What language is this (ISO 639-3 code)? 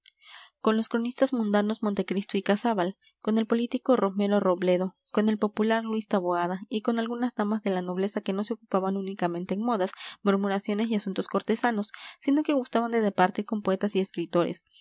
spa